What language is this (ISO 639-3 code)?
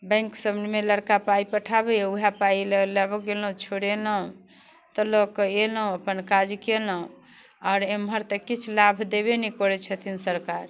mai